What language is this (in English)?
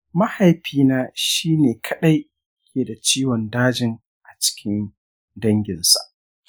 Hausa